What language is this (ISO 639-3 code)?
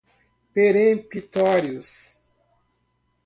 por